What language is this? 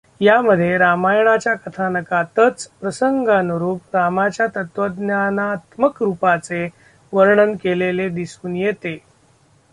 Marathi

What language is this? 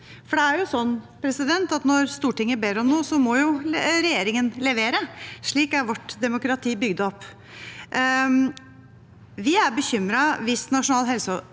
Norwegian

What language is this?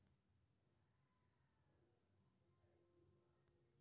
Maithili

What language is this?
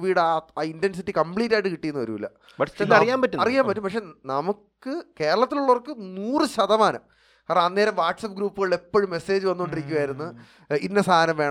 Malayalam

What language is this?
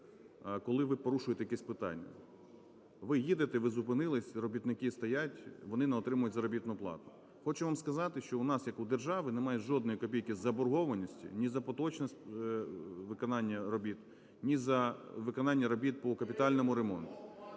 Ukrainian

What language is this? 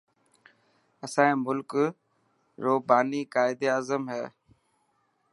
Dhatki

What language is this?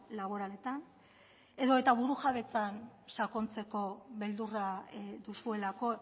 Basque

